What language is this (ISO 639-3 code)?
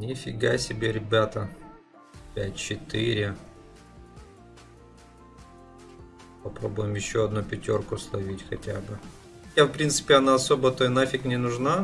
rus